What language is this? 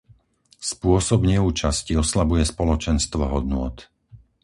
Slovak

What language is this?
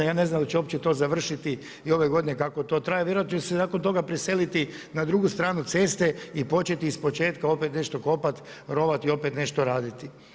Croatian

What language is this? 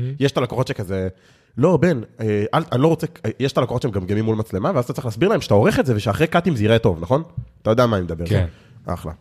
Hebrew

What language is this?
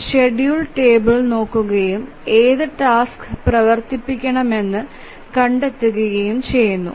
Malayalam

